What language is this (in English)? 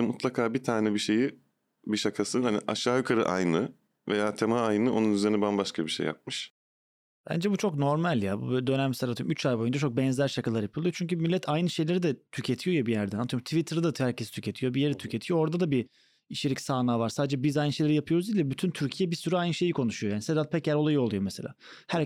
Turkish